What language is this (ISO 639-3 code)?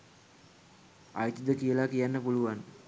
sin